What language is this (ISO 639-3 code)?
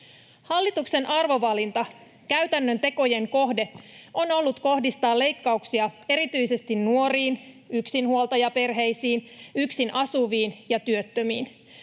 fin